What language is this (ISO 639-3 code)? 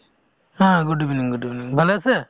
asm